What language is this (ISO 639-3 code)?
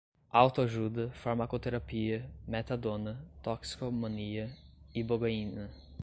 por